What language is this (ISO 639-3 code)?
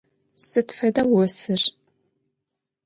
ady